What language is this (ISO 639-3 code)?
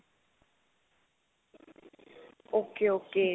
pan